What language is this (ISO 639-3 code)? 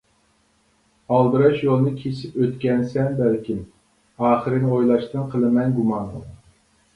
uig